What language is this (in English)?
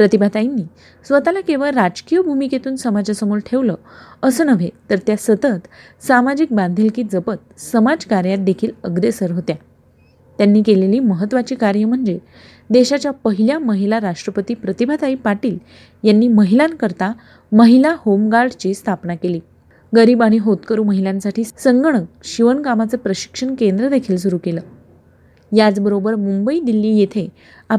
Marathi